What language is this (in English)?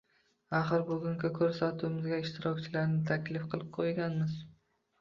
Uzbek